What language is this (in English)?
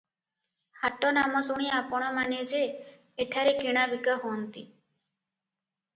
Odia